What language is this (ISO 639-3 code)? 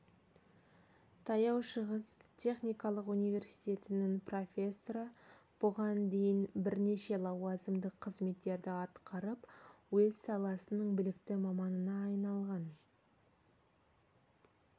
kaz